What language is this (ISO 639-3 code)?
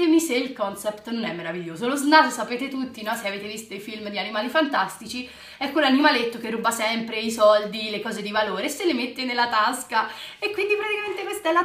ita